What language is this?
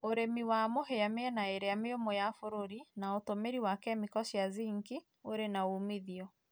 Kikuyu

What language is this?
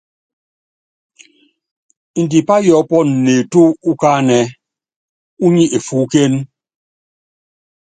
Yangben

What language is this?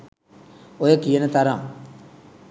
Sinhala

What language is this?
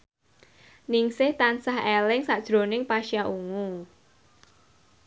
Javanese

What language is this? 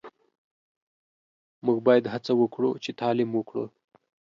Pashto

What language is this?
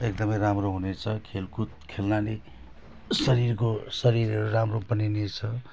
Nepali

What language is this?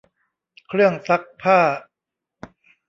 Thai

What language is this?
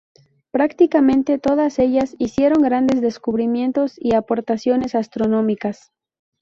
Spanish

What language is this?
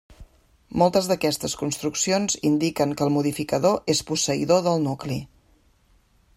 Catalan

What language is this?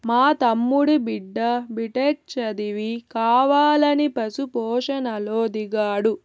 Telugu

